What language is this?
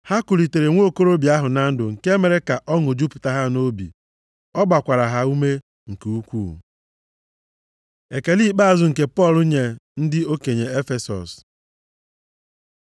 Igbo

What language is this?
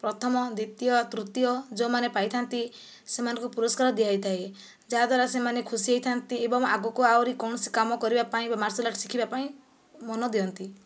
Odia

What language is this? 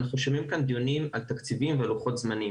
Hebrew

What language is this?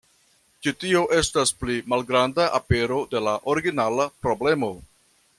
Esperanto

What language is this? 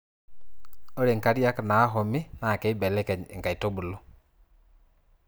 Masai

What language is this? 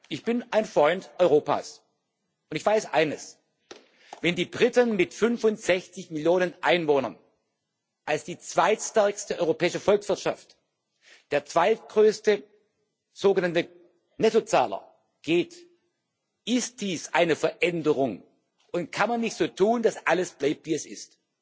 German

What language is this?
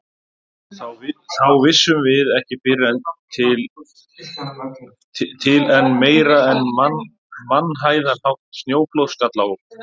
Icelandic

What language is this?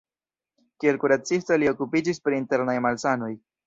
Esperanto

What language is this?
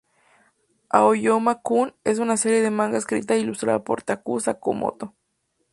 Spanish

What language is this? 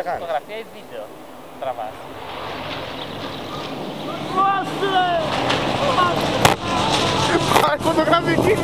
Greek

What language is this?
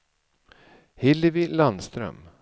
Swedish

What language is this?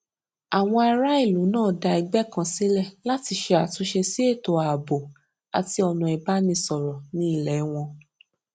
Yoruba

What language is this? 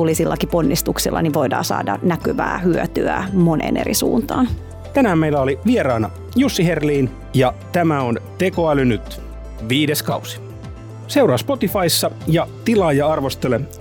Finnish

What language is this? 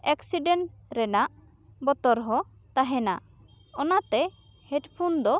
Santali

